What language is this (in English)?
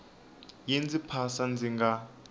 Tsonga